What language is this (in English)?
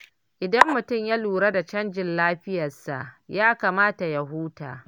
Hausa